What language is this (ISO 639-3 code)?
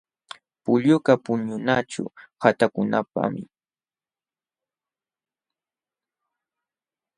qxw